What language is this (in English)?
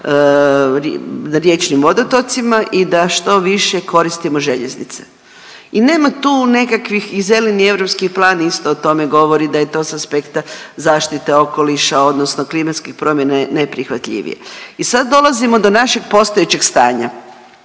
Croatian